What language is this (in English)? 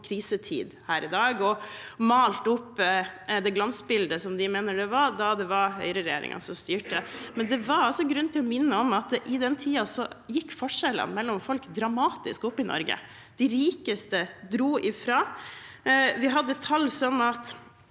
Norwegian